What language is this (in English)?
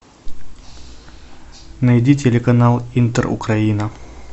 Russian